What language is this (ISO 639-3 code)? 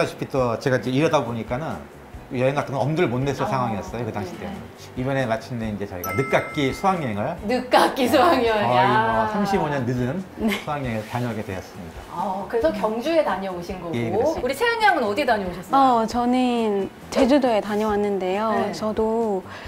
kor